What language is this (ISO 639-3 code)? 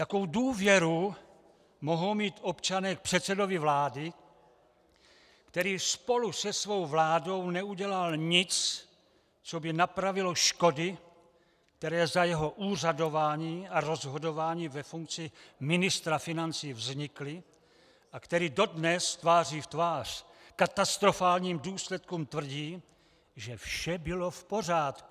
ces